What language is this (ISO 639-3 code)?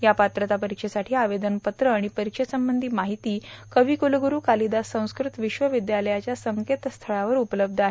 mar